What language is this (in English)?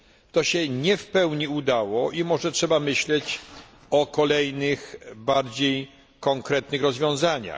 Polish